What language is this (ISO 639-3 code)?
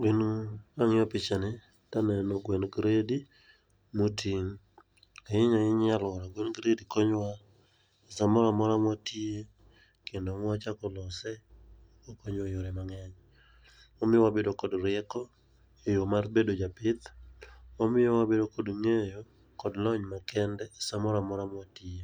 luo